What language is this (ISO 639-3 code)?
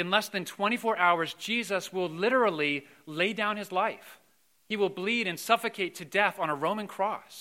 eng